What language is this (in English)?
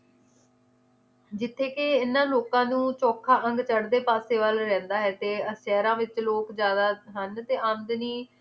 Punjabi